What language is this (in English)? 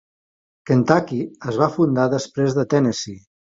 Catalan